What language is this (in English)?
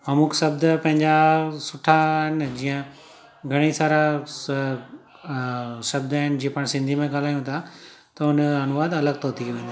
Sindhi